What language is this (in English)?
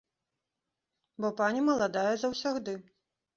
Belarusian